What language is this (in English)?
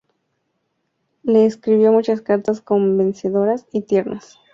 Spanish